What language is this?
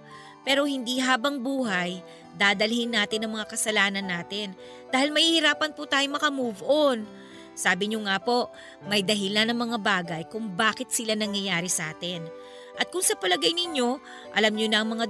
Filipino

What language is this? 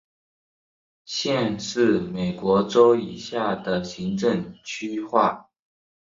Chinese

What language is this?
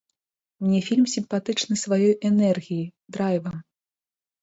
Belarusian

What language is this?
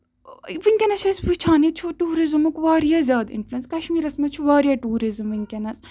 Kashmiri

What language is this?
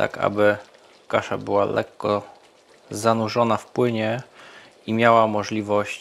Polish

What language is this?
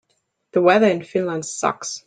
English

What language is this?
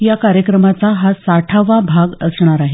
Marathi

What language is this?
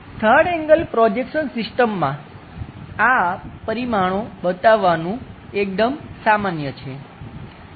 Gujarati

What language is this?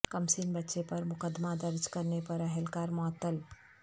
Urdu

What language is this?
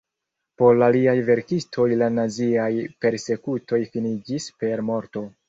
Esperanto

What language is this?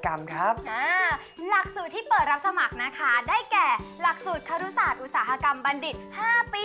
Thai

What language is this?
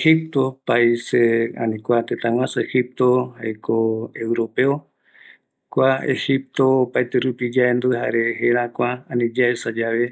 Eastern Bolivian Guaraní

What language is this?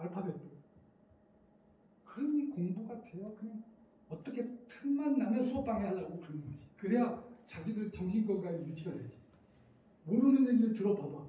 Korean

